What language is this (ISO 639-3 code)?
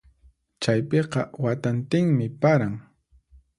qxp